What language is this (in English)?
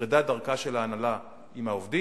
Hebrew